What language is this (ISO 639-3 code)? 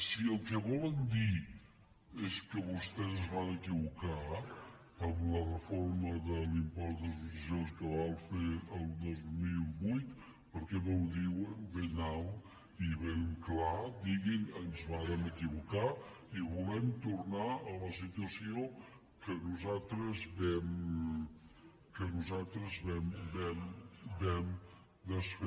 cat